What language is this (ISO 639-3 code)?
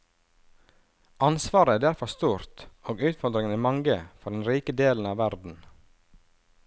nor